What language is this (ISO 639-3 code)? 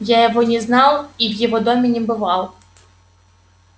rus